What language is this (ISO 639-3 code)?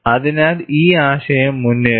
mal